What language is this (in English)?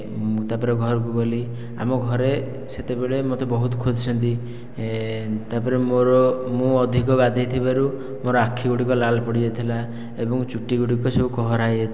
Odia